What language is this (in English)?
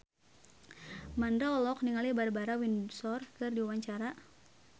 Sundanese